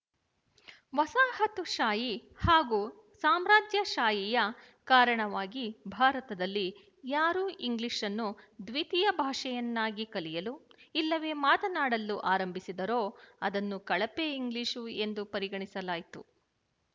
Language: Kannada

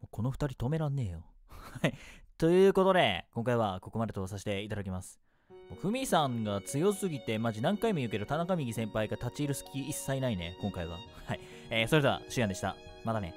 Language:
Japanese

